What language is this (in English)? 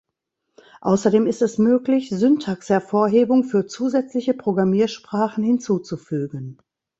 German